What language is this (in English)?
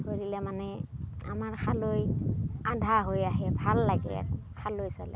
Assamese